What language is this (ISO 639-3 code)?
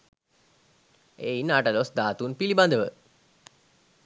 sin